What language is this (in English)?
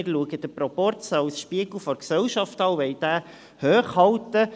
Swiss German